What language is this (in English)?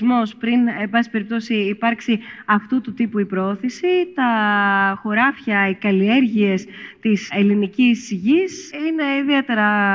Greek